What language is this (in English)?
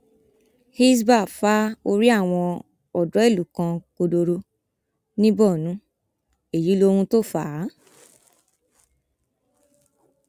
Yoruba